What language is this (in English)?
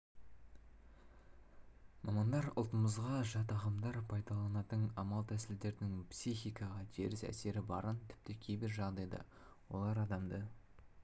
Kazakh